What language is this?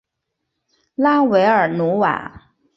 Chinese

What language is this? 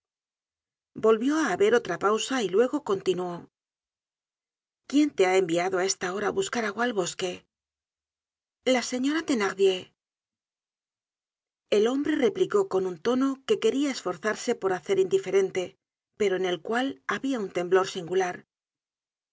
Spanish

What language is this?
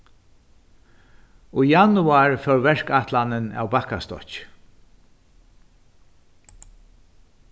Faroese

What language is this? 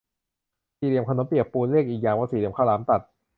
Thai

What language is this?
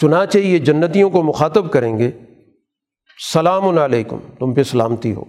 Urdu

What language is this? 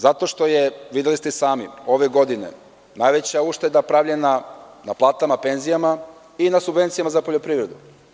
Serbian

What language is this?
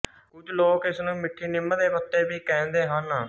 Punjabi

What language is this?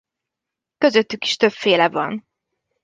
Hungarian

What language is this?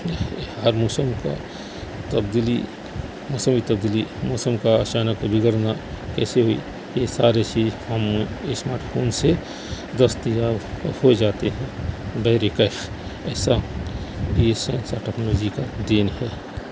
Urdu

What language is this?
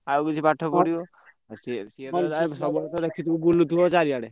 Odia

